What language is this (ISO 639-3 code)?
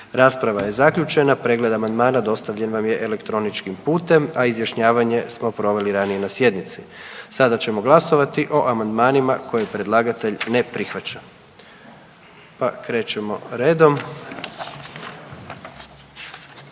hrv